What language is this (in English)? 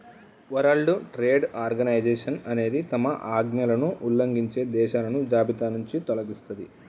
Telugu